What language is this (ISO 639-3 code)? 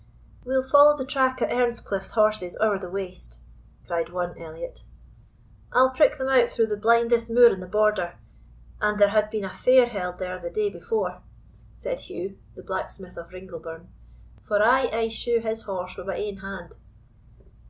eng